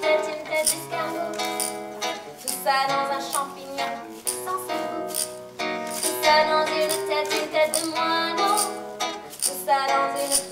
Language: French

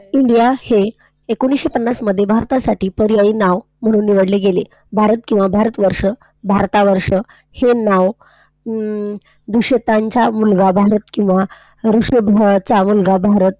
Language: Marathi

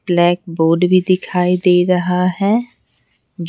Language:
Hindi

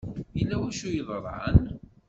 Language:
Kabyle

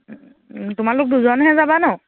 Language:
Assamese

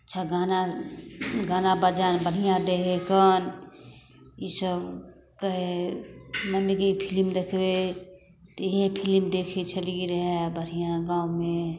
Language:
Maithili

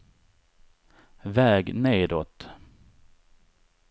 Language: Swedish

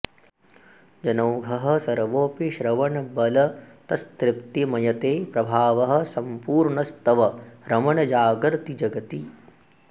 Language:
Sanskrit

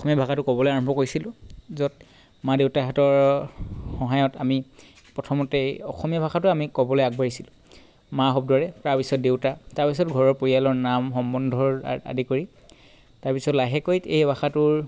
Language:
Assamese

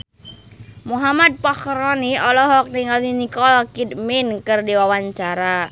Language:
Sundanese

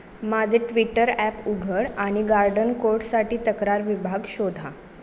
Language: Marathi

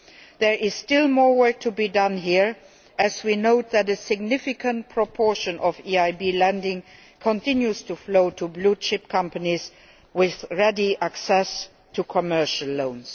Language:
English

